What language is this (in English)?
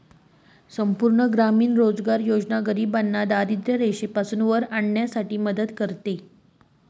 Marathi